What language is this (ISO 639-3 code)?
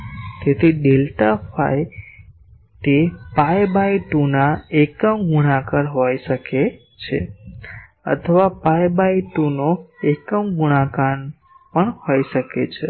guj